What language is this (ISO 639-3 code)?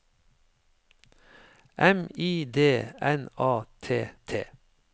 nor